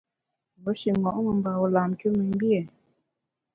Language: Bamun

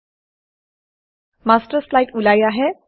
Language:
Assamese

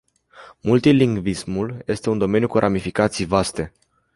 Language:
Romanian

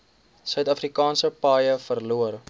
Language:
Afrikaans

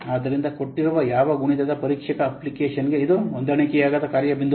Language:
Kannada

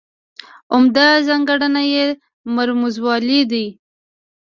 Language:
Pashto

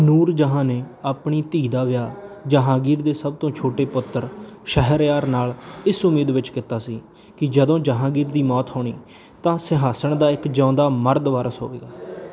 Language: Punjabi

